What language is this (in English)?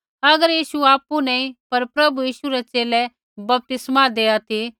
Kullu Pahari